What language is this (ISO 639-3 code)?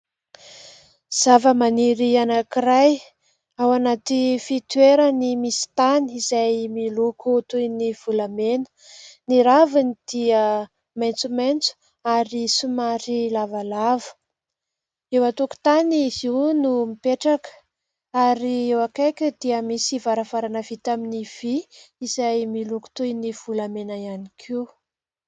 mlg